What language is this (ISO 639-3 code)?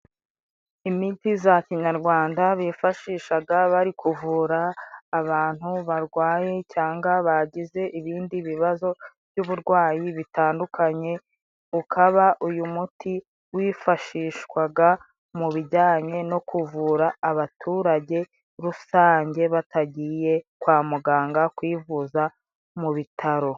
kin